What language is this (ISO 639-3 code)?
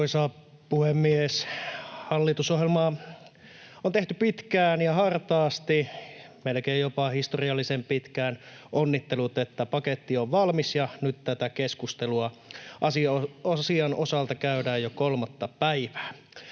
fin